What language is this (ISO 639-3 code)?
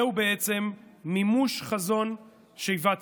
heb